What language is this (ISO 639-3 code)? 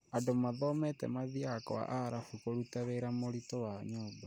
kik